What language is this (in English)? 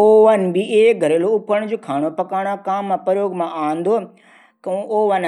Garhwali